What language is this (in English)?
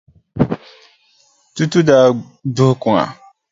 Dagbani